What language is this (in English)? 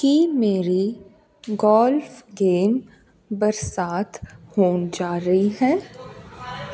Punjabi